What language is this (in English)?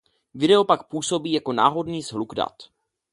Czech